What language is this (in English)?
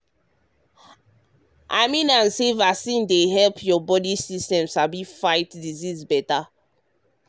Nigerian Pidgin